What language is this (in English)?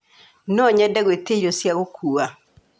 Kikuyu